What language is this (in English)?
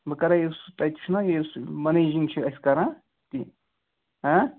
Kashmiri